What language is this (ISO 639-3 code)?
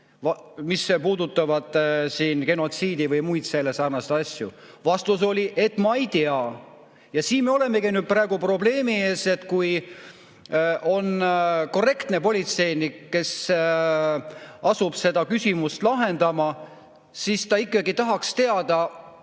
est